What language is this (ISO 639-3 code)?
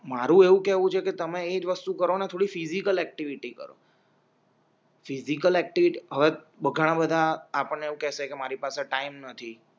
guj